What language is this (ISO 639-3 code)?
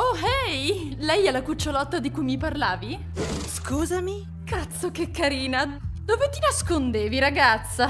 ita